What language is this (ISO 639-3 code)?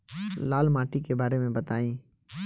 bho